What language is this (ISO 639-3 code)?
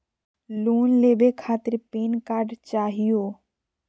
mag